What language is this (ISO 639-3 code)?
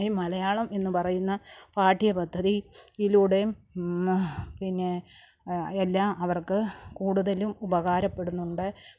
mal